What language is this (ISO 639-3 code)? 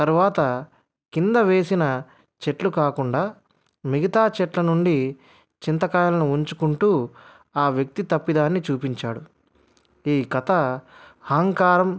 tel